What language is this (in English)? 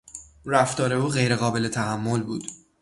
Persian